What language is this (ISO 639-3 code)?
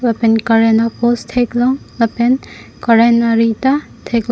mjw